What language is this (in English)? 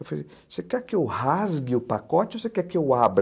Portuguese